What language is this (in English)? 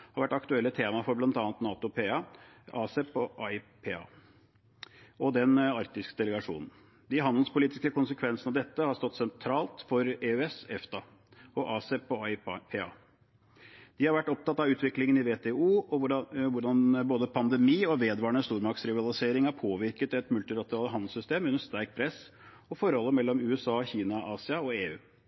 Norwegian Bokmål